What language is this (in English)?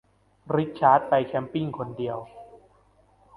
Thai